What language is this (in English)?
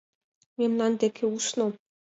Mari